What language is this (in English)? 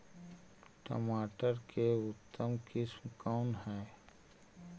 Magahi